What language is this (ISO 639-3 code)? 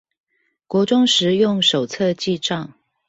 zho